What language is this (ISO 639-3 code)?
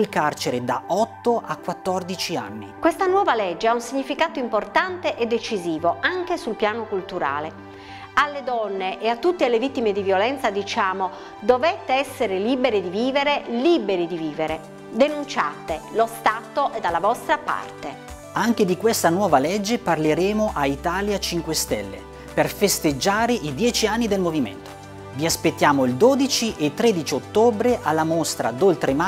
ita